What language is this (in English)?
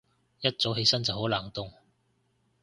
Cantonese